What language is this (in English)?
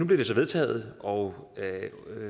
Danish